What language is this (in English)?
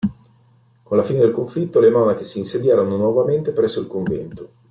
Italian